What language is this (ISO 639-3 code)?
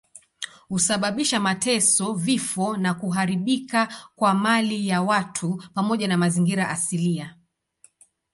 swa